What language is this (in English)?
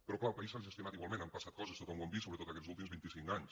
Catalan